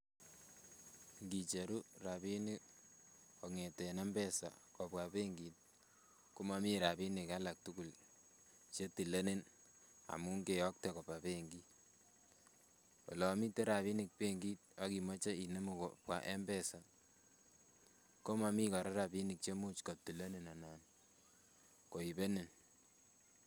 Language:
Kalenjin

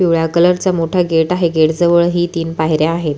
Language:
Marathi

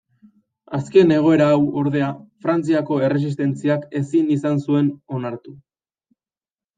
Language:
Basque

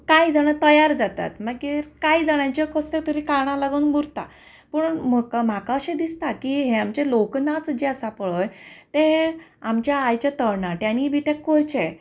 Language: Konkani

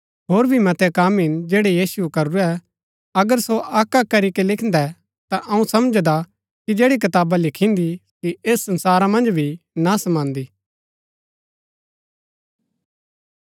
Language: Gaddi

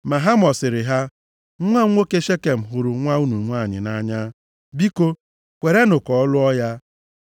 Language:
Igbo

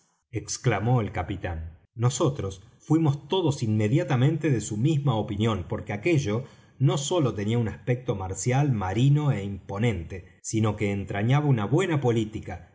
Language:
Spanish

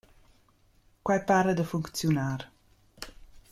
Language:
Romansh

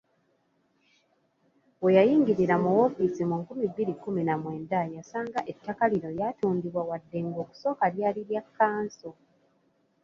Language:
Ganda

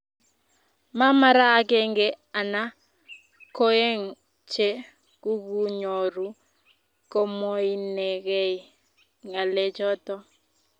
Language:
Kalenjin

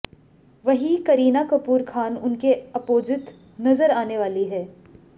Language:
Hindi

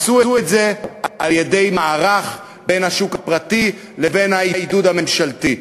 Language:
Hebrew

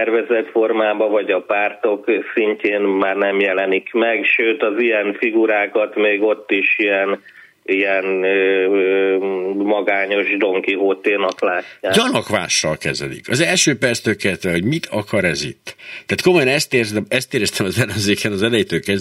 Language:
Hungarian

